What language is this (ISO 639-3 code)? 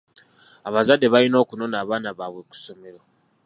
lug